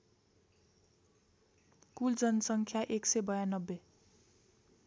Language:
Nepali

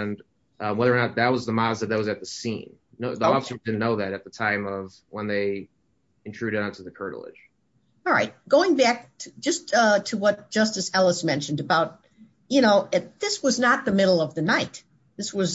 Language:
English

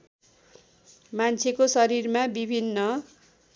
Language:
Nepali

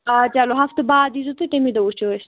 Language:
Kashmiri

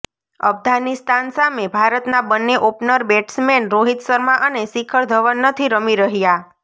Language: Gujarati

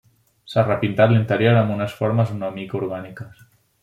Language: Catalan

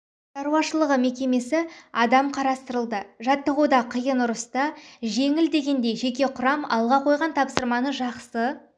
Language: Kazakh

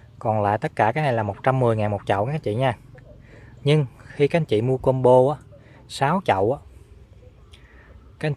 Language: Vietnamese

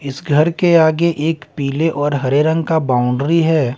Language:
Hindi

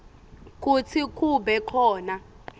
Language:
Swati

